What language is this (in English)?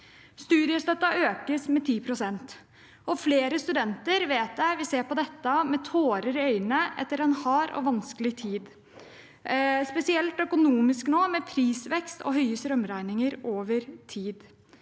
Norwegian